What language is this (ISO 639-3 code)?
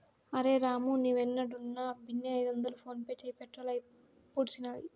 tel